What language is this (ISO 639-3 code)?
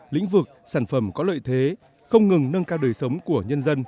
vie